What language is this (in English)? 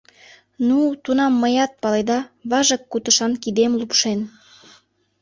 Mari